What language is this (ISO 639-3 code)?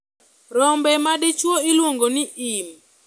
luo